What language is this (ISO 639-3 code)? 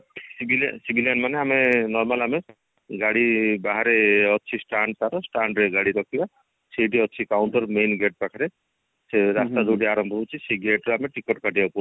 ori